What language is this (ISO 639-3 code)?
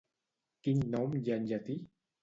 cat